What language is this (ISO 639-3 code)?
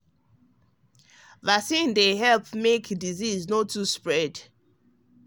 pcm